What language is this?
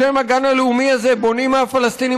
Hebrew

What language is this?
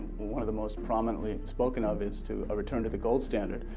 English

